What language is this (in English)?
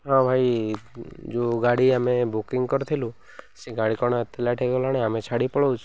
Odia